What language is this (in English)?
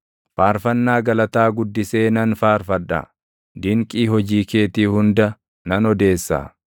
Oromo